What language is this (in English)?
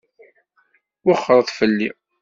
Kabyle